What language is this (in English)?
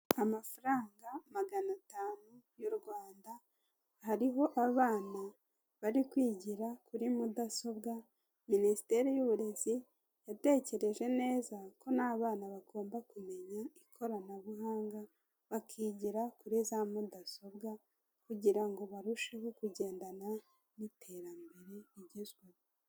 Kinyarwanda